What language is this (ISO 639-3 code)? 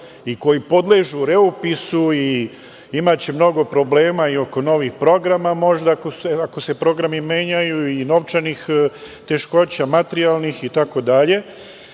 srp